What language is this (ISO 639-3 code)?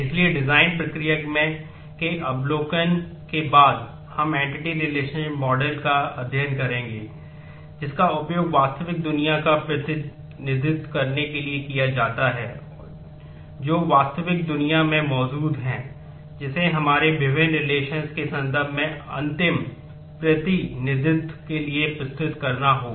hin